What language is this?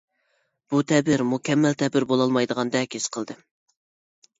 Uyghur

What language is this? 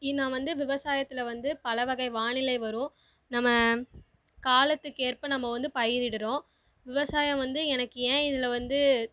Tamil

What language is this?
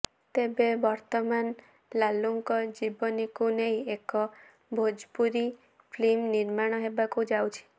Odia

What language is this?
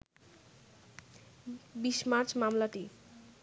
Bangla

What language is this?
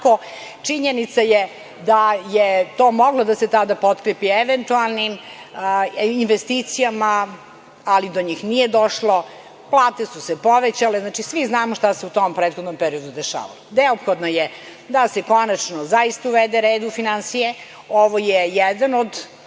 Serbian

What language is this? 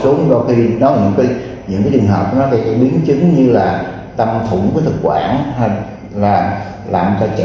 Vietnamese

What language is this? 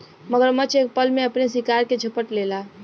Bhojpuri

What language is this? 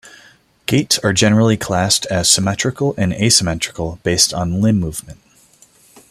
English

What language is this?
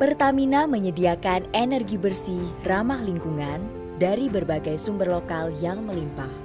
Indonesian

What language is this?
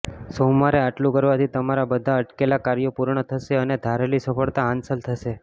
Gujarati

